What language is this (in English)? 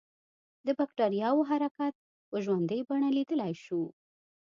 Pashto